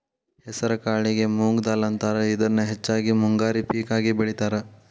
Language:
Kannada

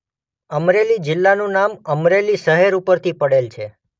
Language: Gujarati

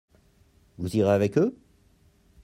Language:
French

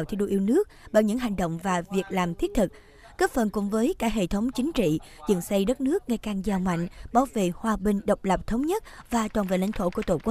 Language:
Vietnamese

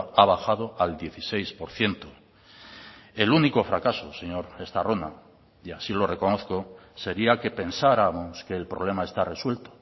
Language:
Spanish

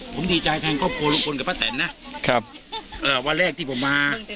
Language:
Thai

